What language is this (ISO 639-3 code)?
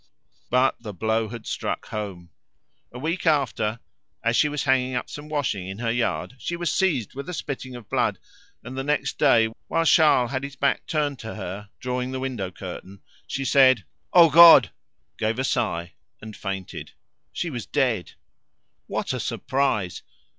eng